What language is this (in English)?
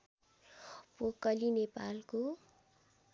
Nepali